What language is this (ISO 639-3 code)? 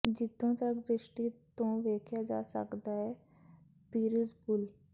pan